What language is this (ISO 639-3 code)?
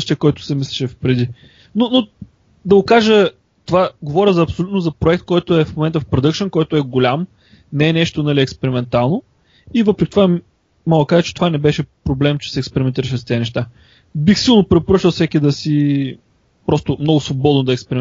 bul